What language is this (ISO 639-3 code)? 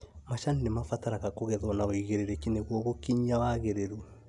kik